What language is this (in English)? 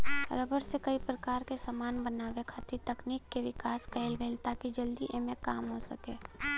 Bhojpuri